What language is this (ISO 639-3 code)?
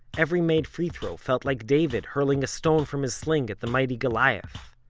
eng